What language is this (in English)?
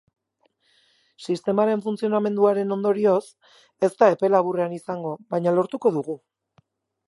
Basque